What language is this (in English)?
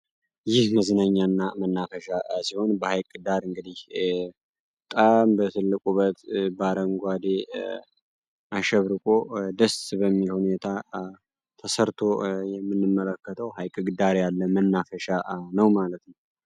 Amharic